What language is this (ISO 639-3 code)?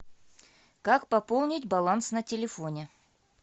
rus